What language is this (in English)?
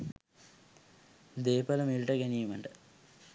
Sinhala